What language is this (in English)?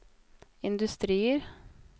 Norwegian